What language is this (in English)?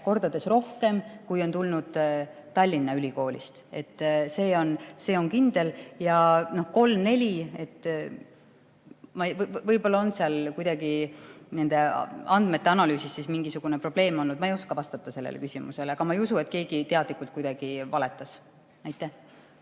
Estonian